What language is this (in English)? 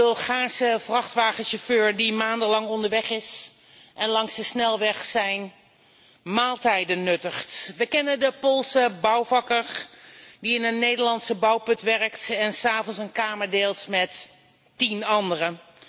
Dutch